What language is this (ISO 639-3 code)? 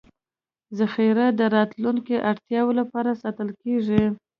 pus